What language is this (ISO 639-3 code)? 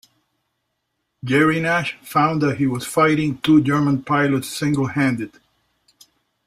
eng